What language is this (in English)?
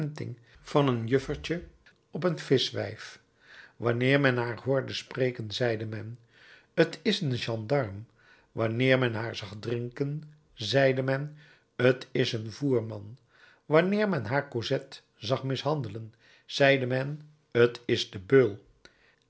Dutch